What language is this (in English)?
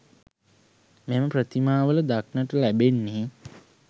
Sinhala